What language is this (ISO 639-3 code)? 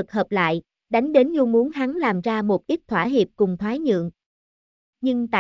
vie